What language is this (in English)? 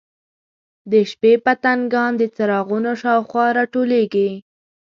Pashto